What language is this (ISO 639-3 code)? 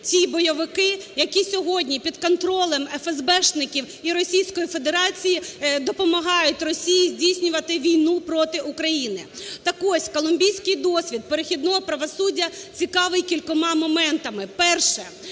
ukr